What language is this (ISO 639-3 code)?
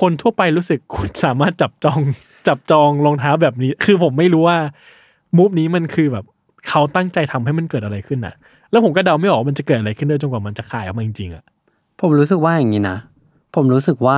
tha